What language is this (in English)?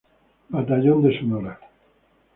Spanish